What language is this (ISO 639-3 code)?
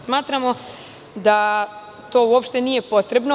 srp